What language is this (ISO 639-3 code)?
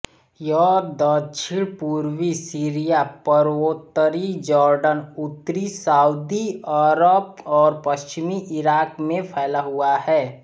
hin